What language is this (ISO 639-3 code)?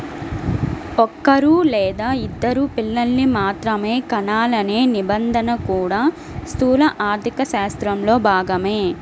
tel